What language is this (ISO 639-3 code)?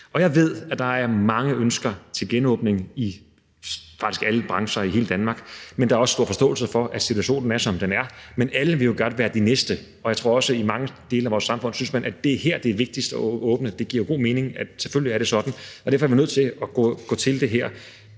dan